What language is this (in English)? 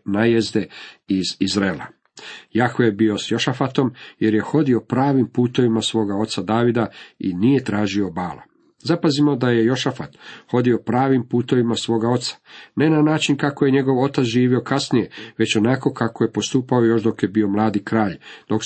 Croatian